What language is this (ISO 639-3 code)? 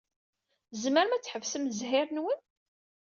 kab